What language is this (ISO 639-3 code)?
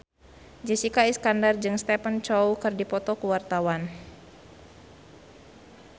sun